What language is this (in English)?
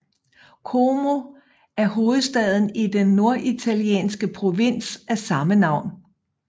Danish